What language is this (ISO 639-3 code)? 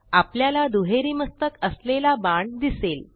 mar